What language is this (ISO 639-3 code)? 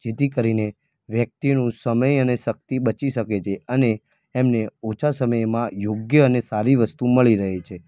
guj